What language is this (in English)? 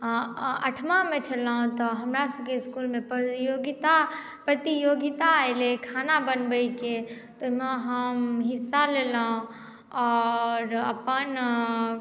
Maithili